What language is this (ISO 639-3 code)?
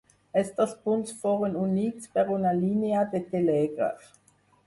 cat